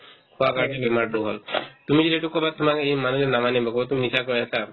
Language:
Assamese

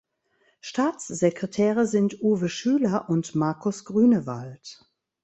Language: German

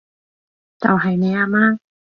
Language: Cantonese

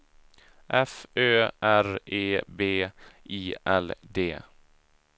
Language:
Swedish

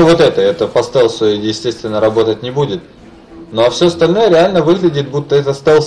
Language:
Russian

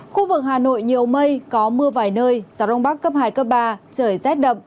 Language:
Vietnamese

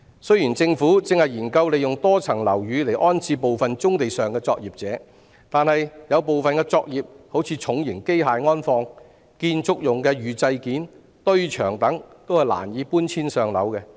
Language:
Cantonese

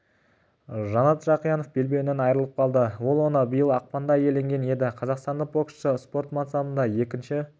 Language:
Kazakh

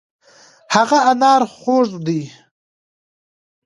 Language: Pashto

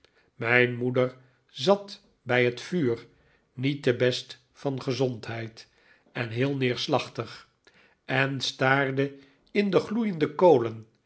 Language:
Dutch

